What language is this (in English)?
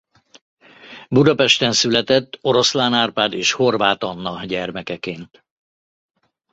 Hungarian